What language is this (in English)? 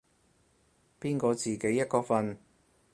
Cantonese